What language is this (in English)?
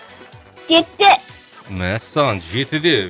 Kazakh